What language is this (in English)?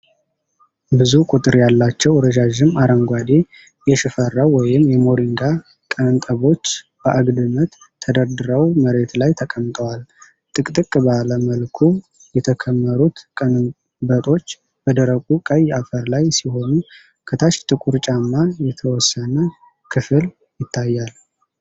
Amharic